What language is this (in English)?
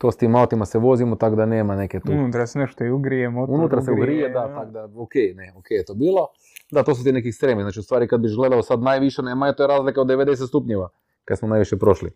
Croatian